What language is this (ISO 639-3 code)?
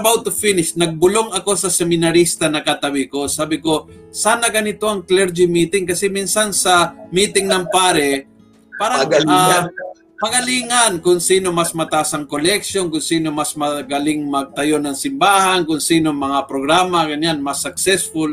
fil